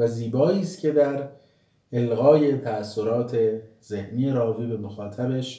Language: Persian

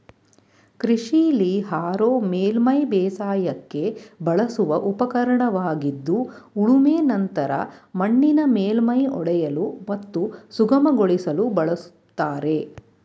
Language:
Kannada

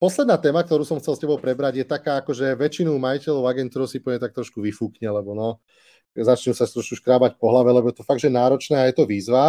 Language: Slovak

